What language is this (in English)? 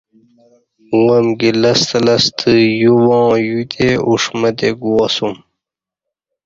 Kati